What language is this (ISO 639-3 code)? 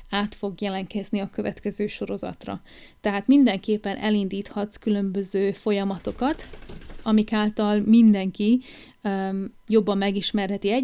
hun